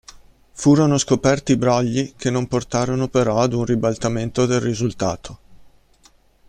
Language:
Italian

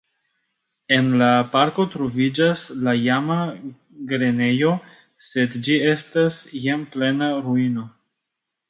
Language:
Esperanto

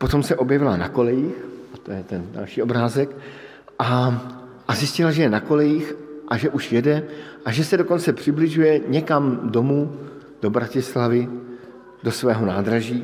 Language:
Czech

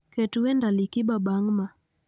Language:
Luo (Kenya and Tanzania)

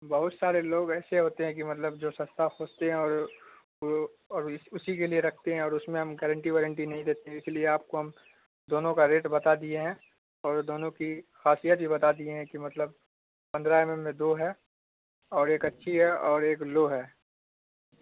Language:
Urdu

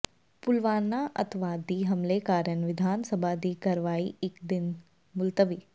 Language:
Punjabi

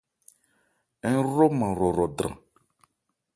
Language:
Ebrié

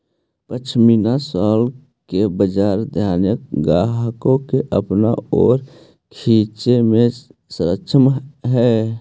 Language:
Magahi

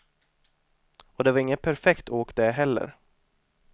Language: Swedish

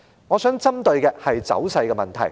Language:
Cantonese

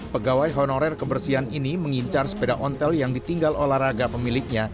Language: Indonesian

